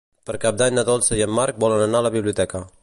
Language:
Catalan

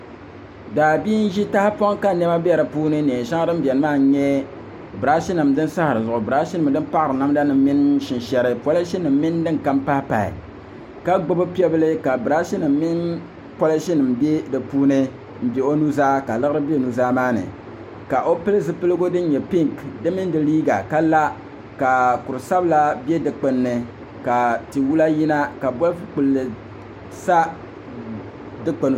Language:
Dagbani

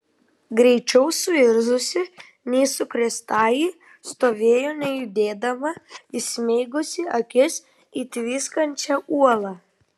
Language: Lithuanian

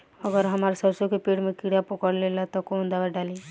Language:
Bhojpuri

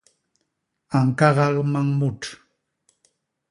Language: Basaa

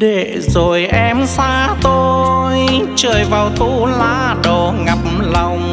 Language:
Vietnamese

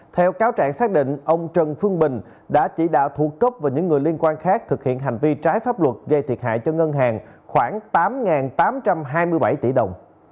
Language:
Vietnamese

